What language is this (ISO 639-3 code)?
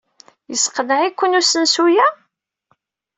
kab